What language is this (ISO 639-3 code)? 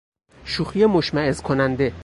fas